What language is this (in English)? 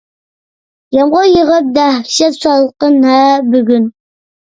Uyghur